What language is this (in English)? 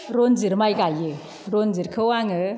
Bodo